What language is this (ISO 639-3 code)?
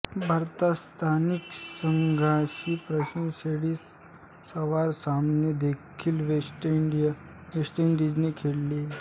mar